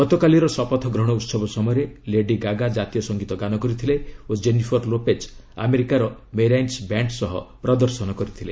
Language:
Odia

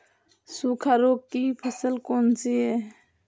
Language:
Hindi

